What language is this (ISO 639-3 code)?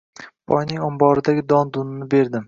uzb